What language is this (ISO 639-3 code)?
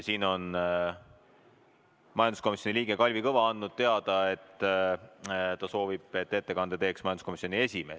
est